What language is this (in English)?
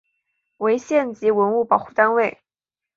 Chinese